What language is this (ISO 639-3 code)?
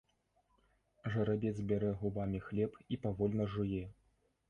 bel